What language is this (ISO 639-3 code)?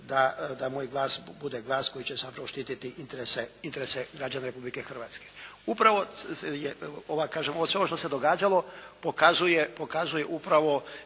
hrv